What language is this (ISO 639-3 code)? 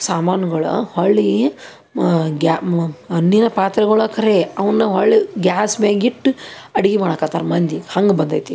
kan